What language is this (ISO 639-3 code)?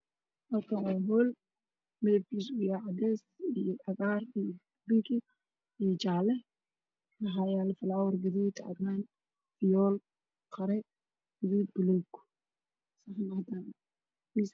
som